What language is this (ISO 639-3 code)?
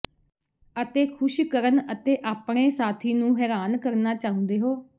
pan